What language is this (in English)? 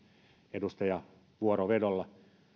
Finnish